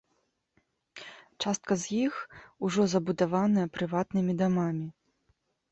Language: Belarusian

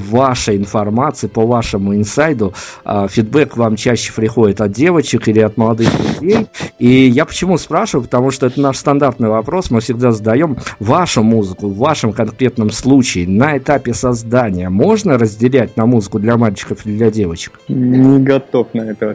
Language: Russian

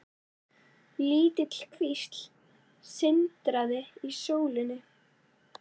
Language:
Icelandic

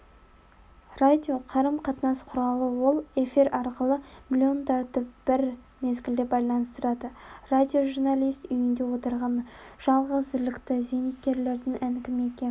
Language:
Kazakh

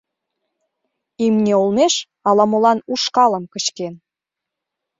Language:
Mari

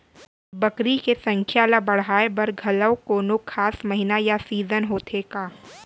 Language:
Chhattisgarhi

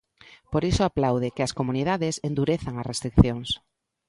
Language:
Galician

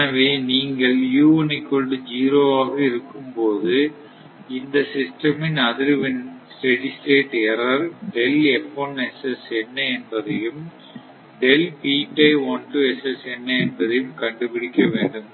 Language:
Tamil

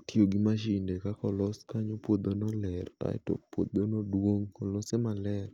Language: Luo (Kenya and Tanzania)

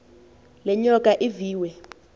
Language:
Xhosa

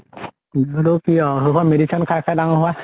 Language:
Assamese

